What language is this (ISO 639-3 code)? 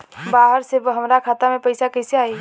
bho